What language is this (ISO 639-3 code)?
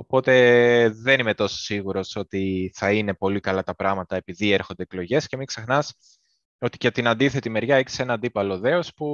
ell